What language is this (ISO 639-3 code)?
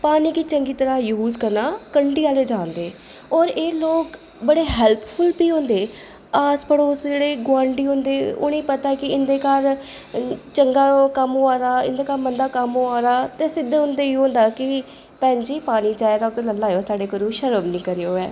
doi